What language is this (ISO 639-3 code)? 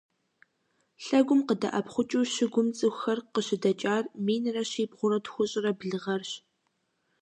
kbd